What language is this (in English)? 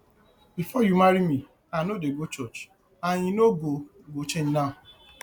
Nigerian Pidgin